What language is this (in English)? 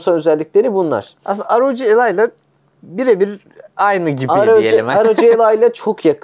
Turkish